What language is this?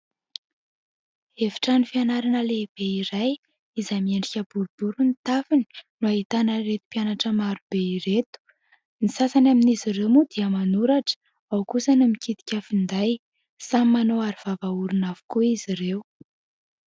Malagasy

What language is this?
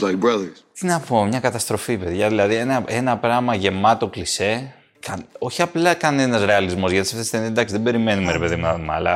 Greek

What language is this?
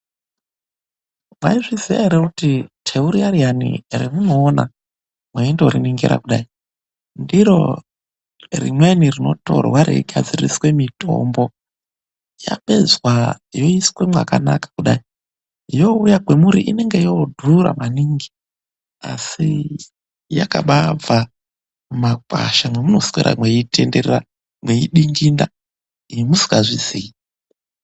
Ndau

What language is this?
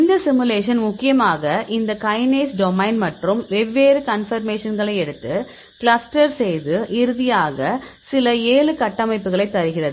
Tamil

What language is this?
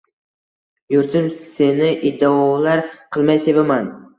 Uzbek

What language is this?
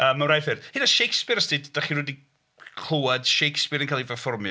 Welsh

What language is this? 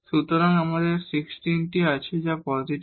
Bangla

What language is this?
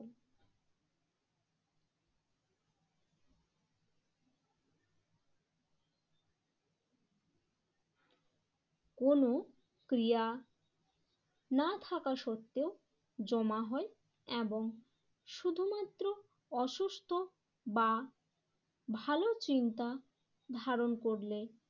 Bangla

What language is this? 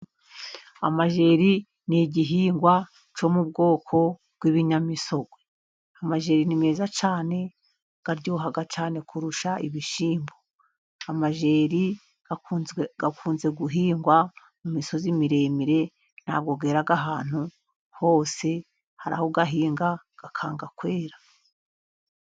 Kinyarwanda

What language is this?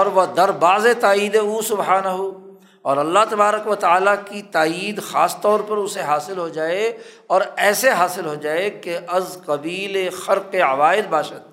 Urdu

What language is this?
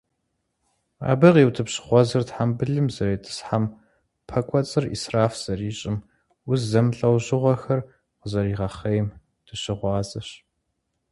Kabardian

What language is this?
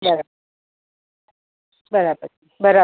Gujarati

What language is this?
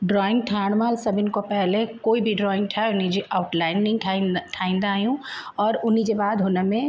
Sindhi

